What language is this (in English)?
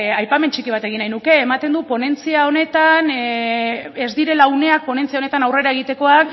Basque